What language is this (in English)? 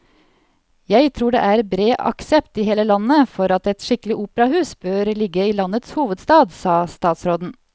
Norwegian